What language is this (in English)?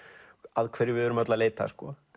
Icelandic